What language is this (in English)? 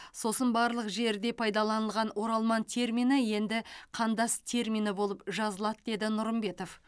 Kazakh